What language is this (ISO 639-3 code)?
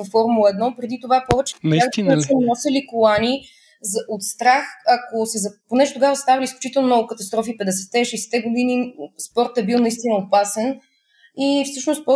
bul